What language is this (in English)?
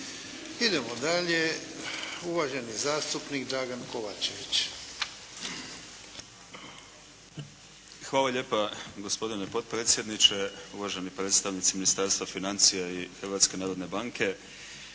Croatian